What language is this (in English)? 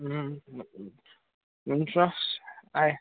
Nepali